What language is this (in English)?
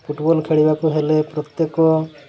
Odia